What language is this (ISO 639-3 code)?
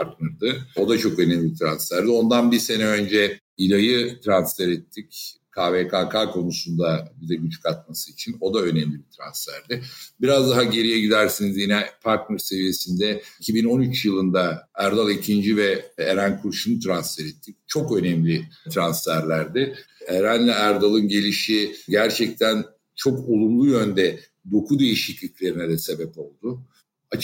tur